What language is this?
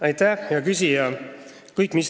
Estonian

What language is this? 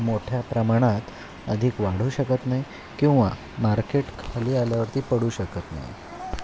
Marathi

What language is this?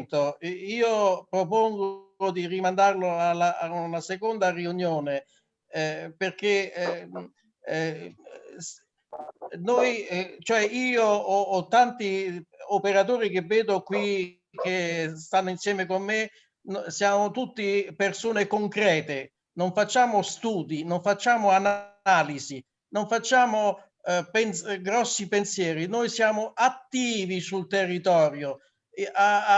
Italian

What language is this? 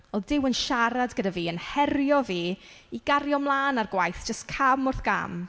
Welsh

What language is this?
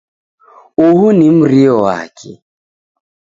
Taita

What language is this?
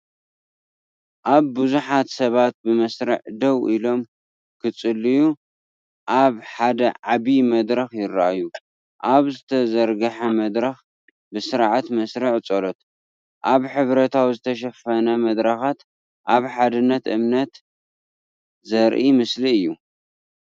Tigrinya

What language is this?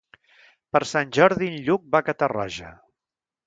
Catalan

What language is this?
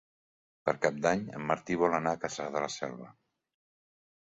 Catalan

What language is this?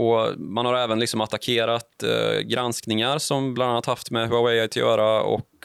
Swedish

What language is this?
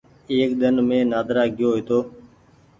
Goaria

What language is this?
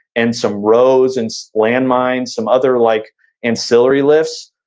English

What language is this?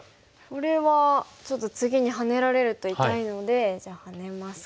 Japanese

